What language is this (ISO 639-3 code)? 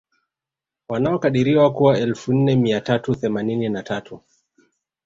swa